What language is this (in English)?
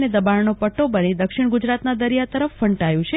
Gujarati